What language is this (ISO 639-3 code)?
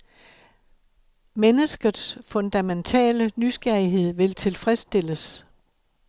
dan